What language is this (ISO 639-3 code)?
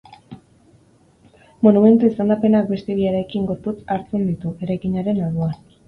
eus